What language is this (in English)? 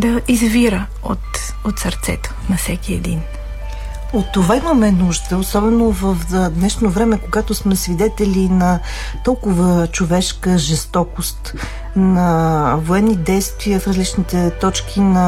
Bulgarian